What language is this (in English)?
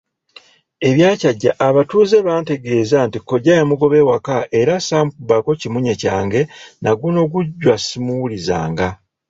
Ganda